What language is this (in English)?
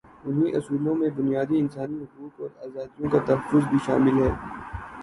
Urdu